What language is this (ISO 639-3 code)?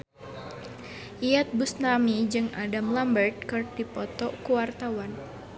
sun